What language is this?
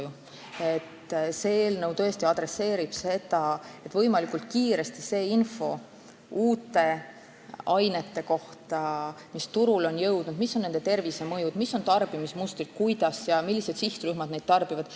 Estonian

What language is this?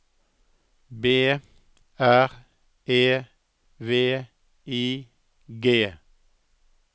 Norwegian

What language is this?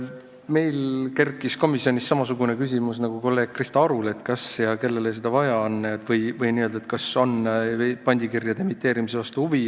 Estonian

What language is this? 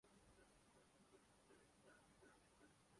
Urdu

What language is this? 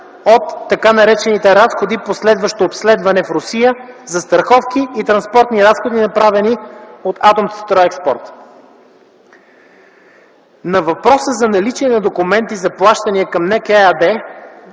Bulgarian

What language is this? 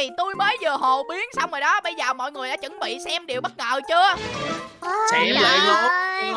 Vietnamese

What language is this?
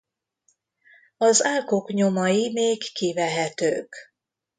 Hungarian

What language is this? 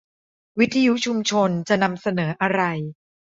Thai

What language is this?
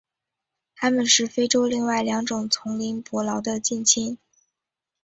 Chinese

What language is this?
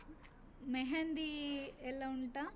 Kannada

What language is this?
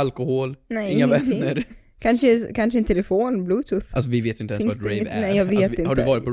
Swedish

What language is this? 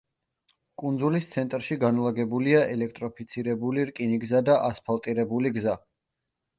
Georgian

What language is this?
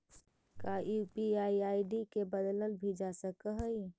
Magahi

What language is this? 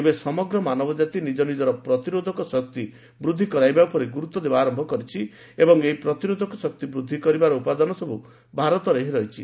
Odia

